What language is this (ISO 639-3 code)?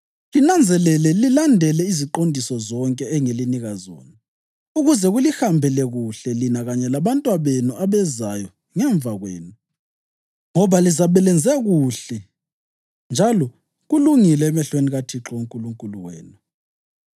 nde